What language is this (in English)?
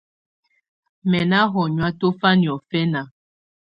Tunen